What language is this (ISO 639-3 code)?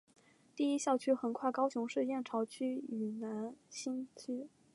zho